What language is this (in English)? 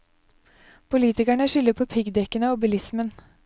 Norwegian